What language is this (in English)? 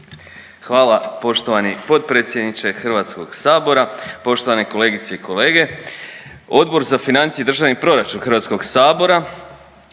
Croatian